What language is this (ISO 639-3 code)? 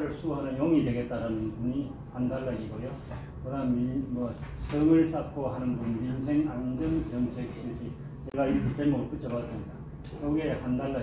kor